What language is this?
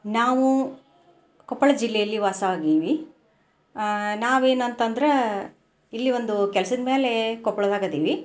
Kannada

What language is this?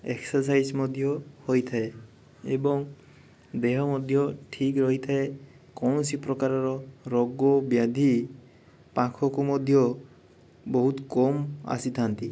Odia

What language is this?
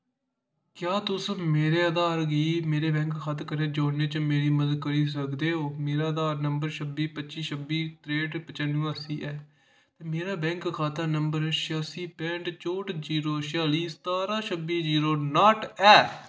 Dogri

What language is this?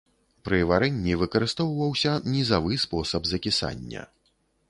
Belarusian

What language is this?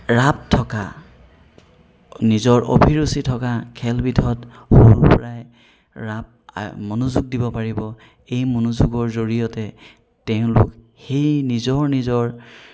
Assamese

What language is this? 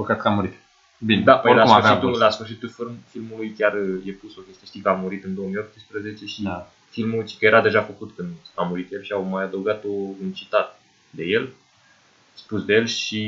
Romanian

